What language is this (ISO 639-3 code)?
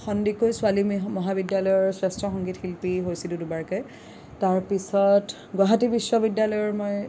asm